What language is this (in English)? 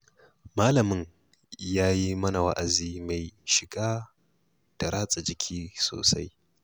Hausa